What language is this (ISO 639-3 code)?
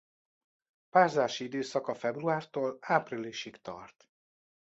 hun